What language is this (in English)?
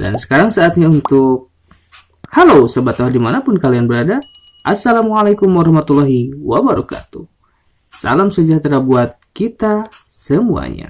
Indonesian